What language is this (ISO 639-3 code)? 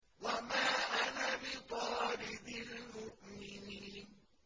ara